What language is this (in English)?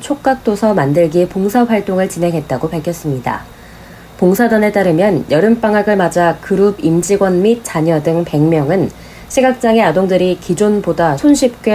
Korean